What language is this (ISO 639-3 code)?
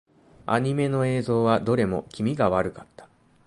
jpn